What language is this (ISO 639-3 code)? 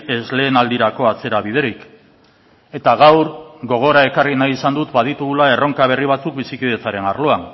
eus